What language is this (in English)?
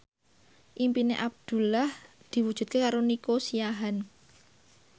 Javanese